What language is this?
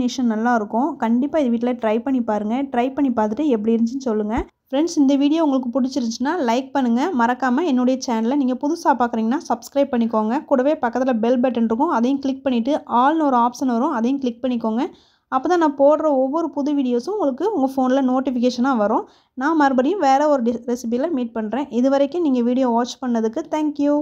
Arabic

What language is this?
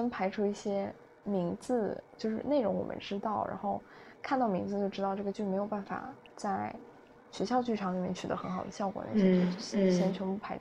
Chinese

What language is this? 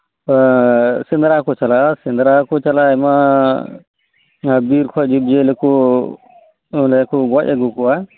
Santali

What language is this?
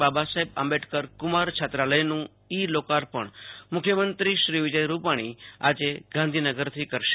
Gujarati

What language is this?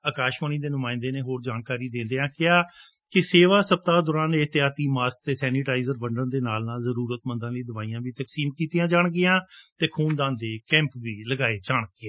Punjabi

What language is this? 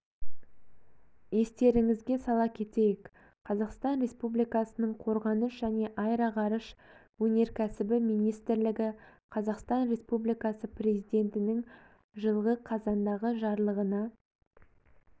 Kazakh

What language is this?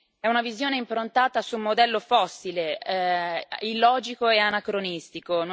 Italian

